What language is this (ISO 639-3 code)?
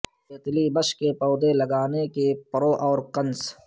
urd